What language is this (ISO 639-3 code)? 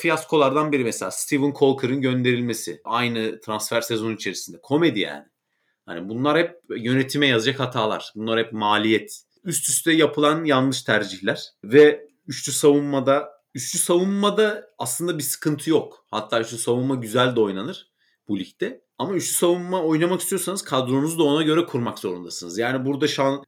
tur